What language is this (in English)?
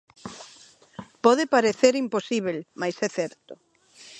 Galician